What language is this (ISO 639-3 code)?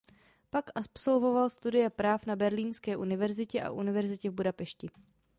ces